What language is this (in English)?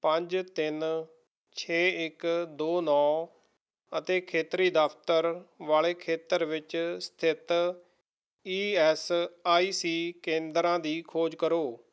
Punjabi